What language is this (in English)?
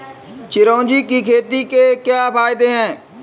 Hindi